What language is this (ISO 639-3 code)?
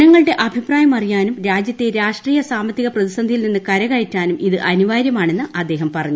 mal